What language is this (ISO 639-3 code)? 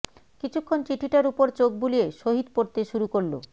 ben